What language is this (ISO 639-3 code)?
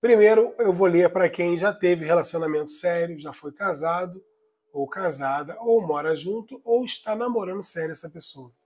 por